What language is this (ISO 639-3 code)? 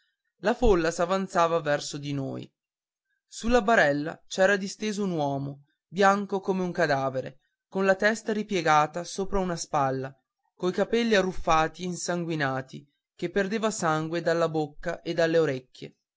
ita